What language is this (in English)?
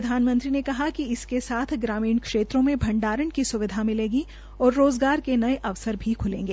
Hindi